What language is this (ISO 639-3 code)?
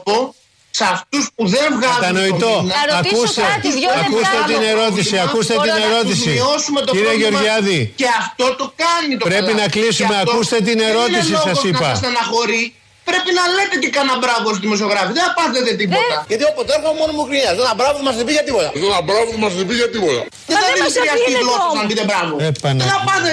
ell